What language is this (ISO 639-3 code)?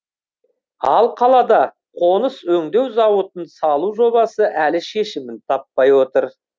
kaz